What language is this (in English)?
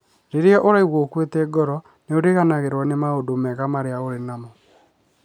Kikuyu